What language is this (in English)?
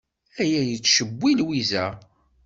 Kabyle